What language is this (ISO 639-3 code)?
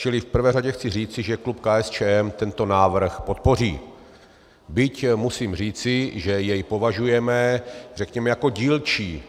ces